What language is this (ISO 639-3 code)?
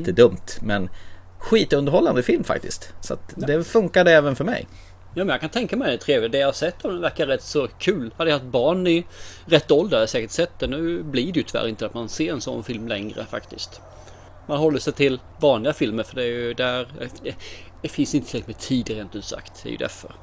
swe